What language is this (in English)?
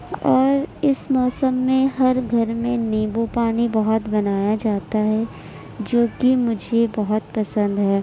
Urdu